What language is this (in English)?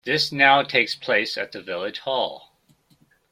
English